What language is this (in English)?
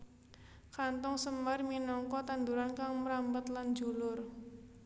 Javanese